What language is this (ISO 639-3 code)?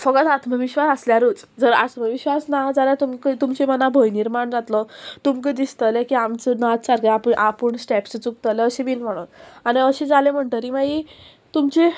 kok